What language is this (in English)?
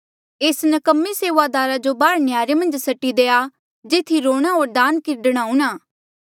Mandeali